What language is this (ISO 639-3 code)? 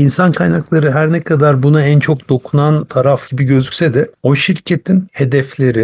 tur